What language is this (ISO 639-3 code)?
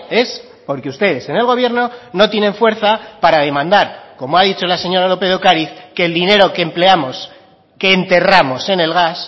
spa